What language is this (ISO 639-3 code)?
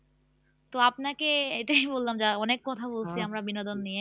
ben